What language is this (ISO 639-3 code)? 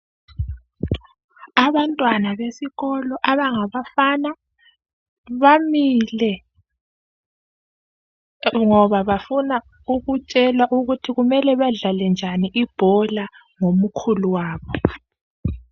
nde